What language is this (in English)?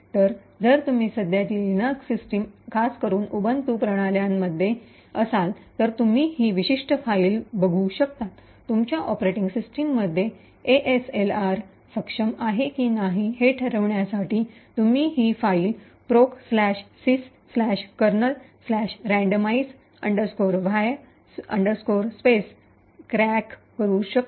Marathi